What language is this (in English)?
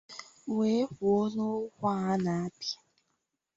Igbo